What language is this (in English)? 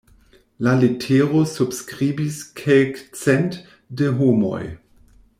Esperanto